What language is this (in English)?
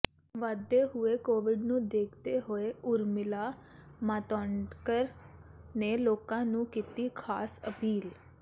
Punjabi